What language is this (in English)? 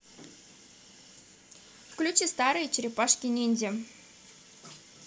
Russian